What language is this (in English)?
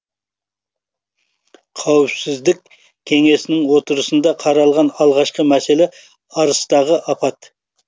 Kazakh